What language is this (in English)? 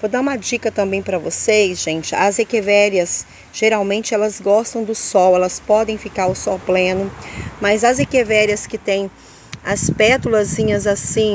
Portuguese